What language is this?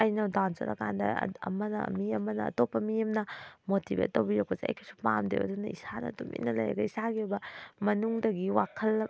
Manipuri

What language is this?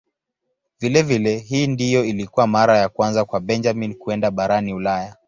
Swahili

